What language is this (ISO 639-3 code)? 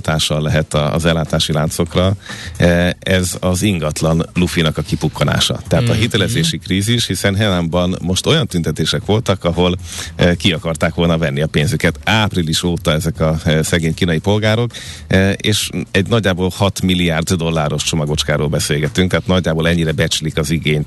hun